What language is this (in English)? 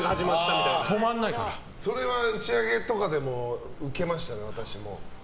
Japanese